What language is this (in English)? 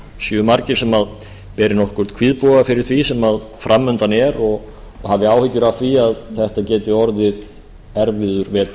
Icelandic